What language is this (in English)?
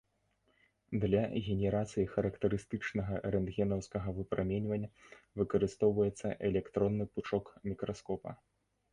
Belarusian